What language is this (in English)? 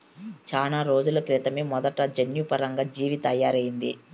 Telugu